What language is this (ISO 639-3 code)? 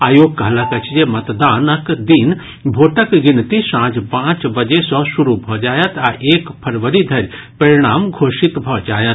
mai